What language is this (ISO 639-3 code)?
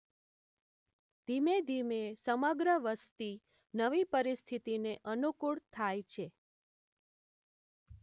guj